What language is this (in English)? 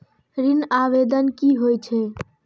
Maithili